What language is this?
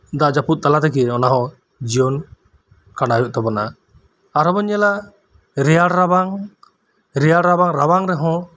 Santali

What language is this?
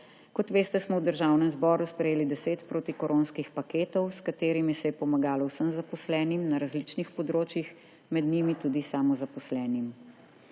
Slovenian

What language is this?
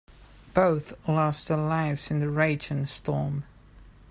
English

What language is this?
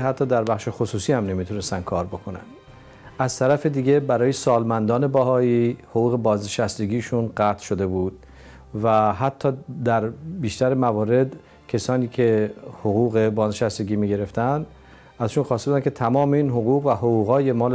Persian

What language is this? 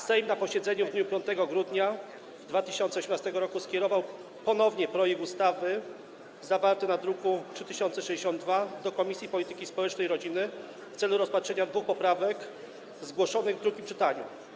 Polish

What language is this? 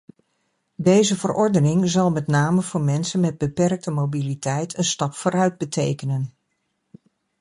Dutch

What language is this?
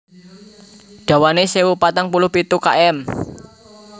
Javanese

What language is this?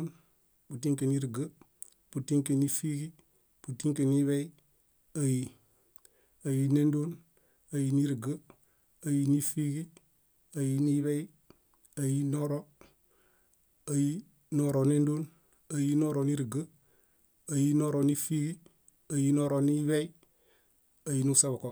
Bayot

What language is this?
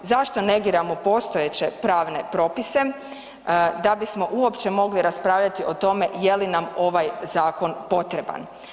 Croatian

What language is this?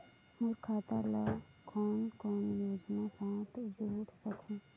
Chhattisgarhi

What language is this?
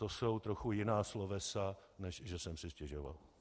Czech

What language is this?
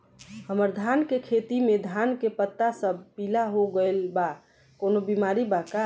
Bhojpuri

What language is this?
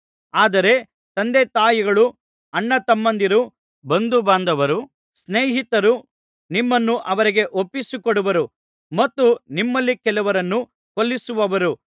Kannada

